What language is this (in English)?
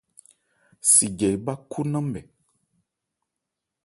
Ebrié